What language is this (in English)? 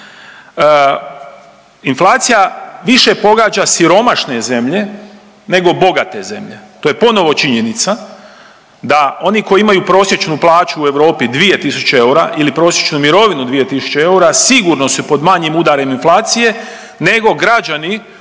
Croatian